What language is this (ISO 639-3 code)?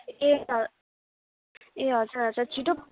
nep